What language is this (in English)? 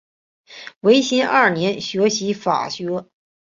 Chinese